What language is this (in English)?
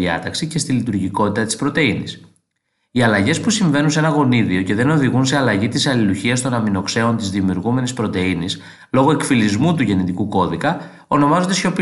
Greek